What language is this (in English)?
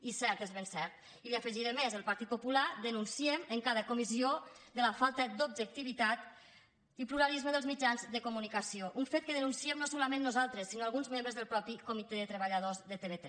Catalan